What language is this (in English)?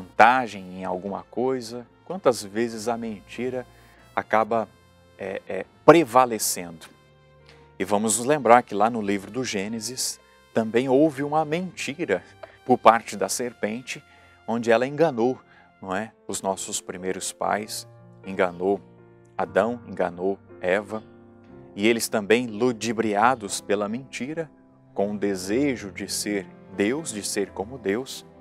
Portuguese